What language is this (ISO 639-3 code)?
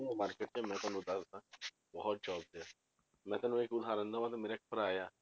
pan